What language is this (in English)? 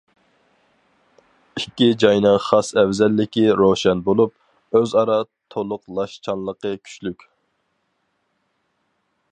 Uyghur